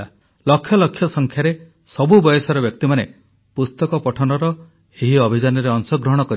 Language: Odia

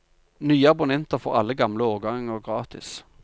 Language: Norwegian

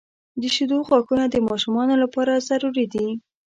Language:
Pashto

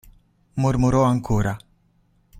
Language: Italian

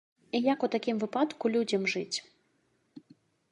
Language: Belarusian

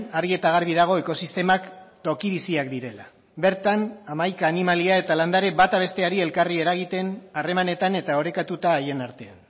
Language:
Basque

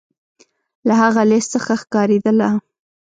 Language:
Pashto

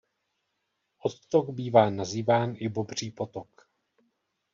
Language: Czech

